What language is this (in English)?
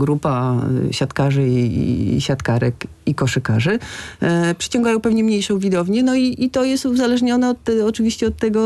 Polish